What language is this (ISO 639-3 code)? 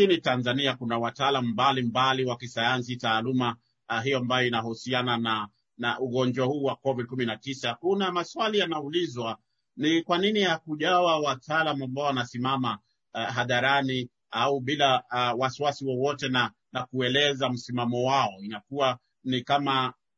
swa